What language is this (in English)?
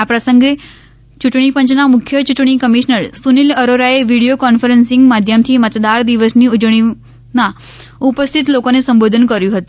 Gujarati